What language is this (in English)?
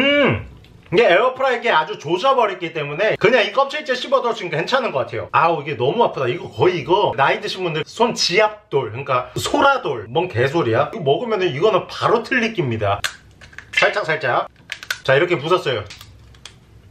Korean